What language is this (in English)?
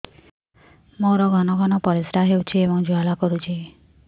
Odia